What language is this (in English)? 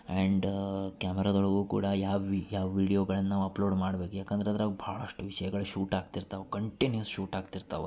Kannada